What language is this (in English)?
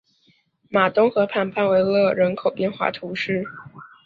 Chinese